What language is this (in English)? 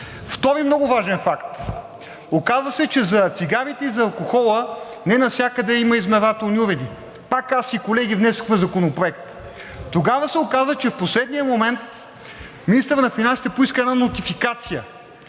Bulgarian